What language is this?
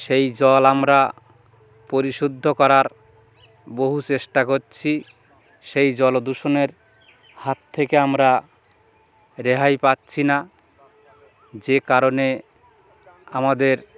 Bangla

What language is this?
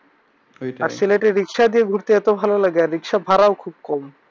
Bangla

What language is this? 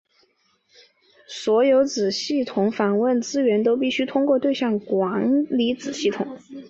Chinese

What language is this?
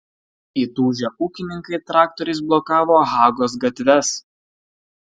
Lithuanian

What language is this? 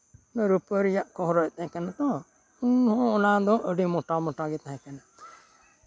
Santali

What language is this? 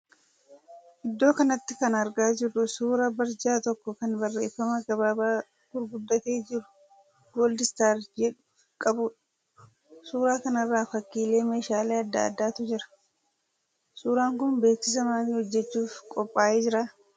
Oromo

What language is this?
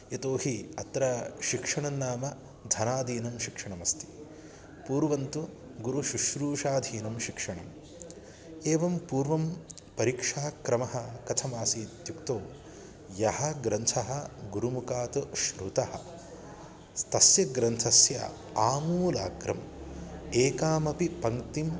Sanskrit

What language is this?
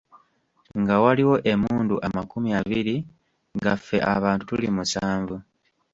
Ganda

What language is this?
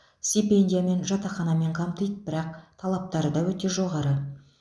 Kazakh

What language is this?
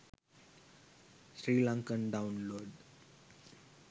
Sinhala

